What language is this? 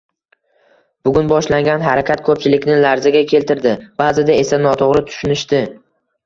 Uzbek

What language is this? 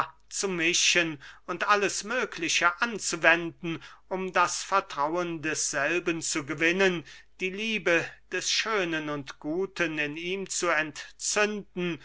German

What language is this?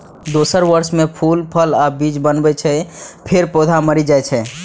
Maithili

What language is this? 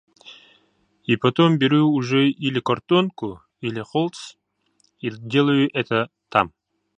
Yakut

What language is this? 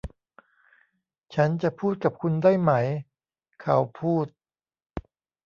Thai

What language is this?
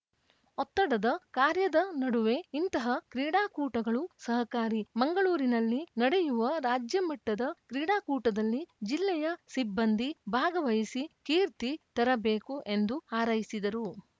Kannada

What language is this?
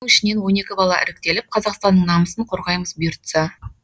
Kazakh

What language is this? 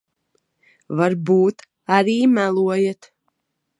Latvian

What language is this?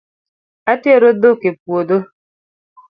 Luo (Kenya and Tanzania)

